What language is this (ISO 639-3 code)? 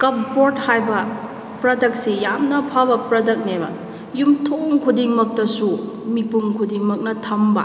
mni